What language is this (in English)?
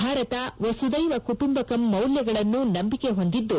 Kannada